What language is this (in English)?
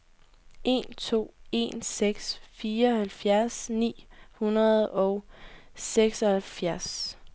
Danish